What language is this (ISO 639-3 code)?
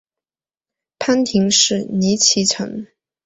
zho